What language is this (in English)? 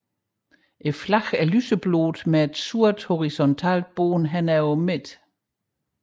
Danish